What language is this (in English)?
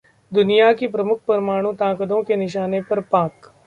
Hindi